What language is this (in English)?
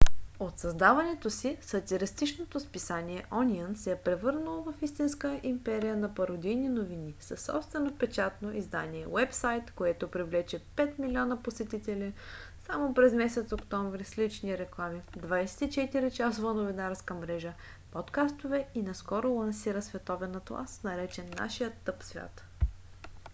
Bulgarian